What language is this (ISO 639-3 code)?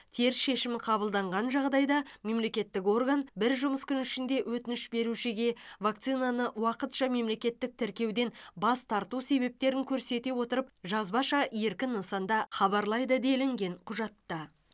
kaz